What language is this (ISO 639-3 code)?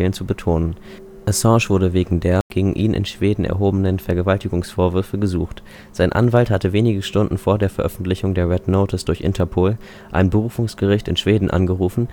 deu